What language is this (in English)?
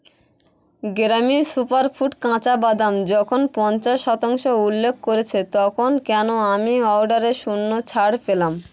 Bangla